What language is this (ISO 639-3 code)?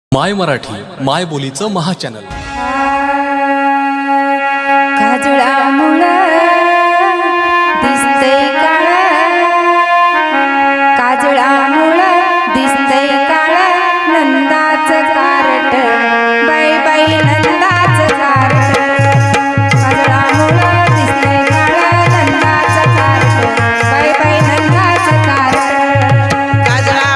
mar